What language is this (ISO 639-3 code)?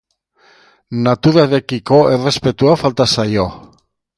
eus